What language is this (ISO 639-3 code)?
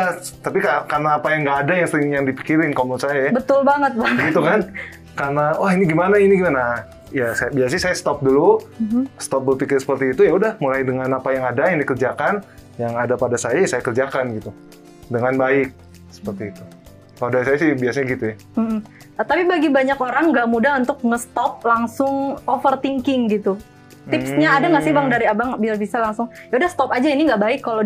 ind